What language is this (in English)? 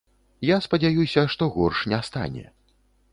Belarusian